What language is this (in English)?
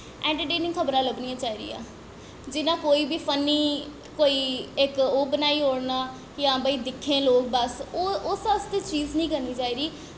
Dogri